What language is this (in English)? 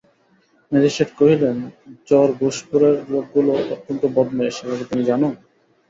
Bangla